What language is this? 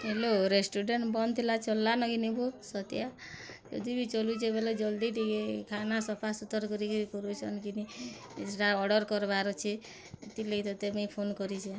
Odia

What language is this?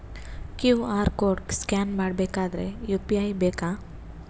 Kannada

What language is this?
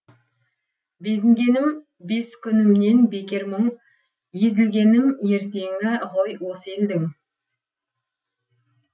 Kazakh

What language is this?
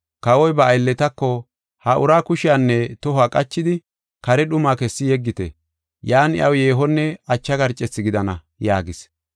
Gofa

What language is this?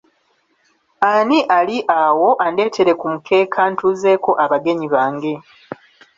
Ganda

